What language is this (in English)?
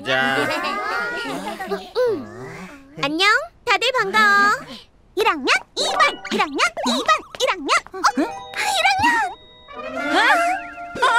Korean